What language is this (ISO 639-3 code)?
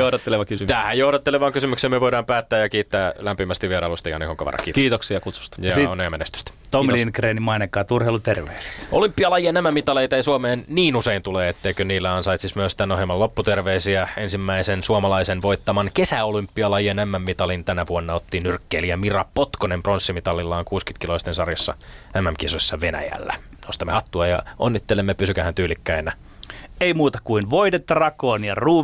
fin